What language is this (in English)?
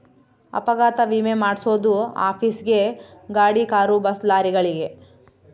Kannada